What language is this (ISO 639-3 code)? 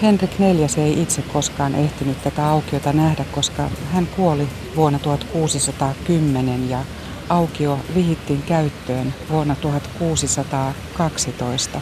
fin